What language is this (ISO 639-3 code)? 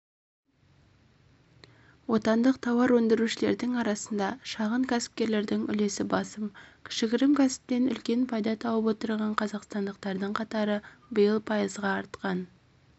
kaz